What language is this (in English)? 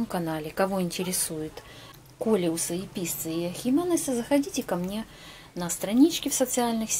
Russian